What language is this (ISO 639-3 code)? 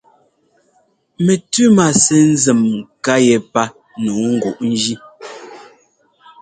jgo